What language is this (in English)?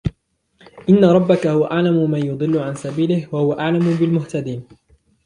Arabic